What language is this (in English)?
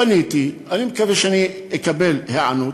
Hebrew